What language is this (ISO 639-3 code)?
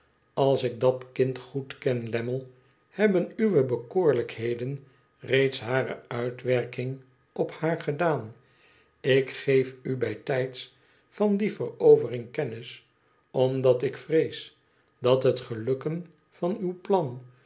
nld